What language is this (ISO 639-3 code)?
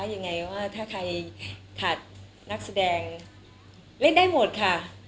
tha